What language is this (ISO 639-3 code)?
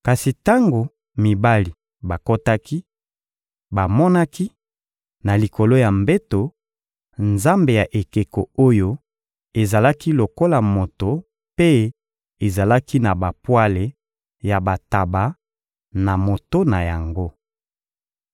lin